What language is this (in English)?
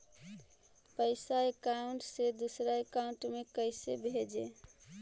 Magahi